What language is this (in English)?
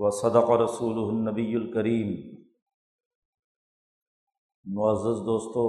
Urdu